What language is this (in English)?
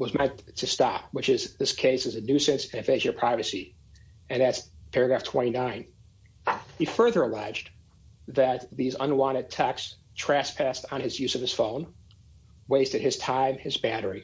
English